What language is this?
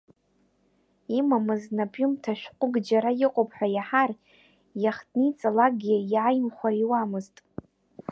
Abkhazian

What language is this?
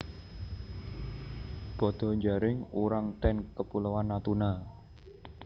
Javanese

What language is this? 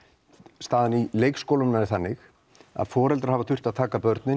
Icelandic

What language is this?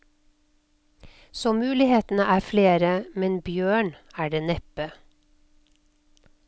Norwegian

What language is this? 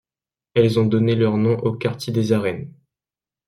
French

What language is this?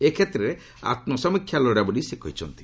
Odia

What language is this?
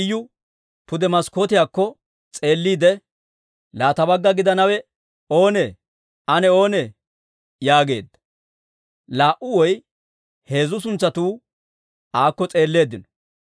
Dawro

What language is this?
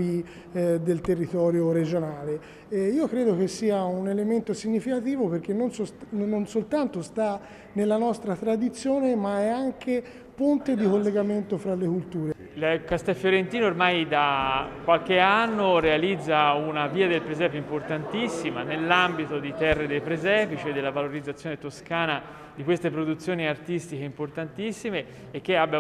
Italian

